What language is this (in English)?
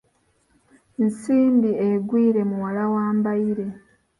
Ganda